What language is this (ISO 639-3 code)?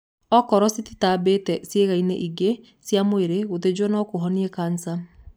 kik